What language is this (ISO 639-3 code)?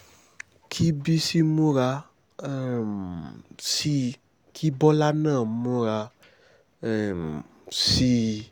yor